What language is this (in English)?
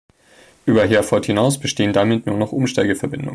German